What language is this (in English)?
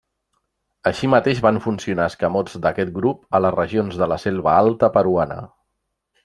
Catalan